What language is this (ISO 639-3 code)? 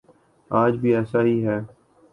urd